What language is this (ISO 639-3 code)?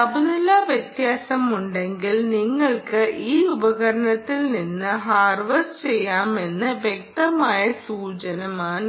mal